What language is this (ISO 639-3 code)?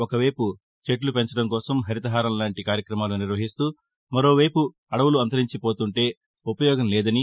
tel